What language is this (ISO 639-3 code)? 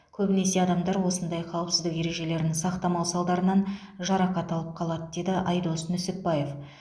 kaz